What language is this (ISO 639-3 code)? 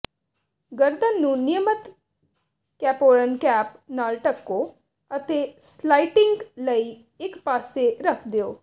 pan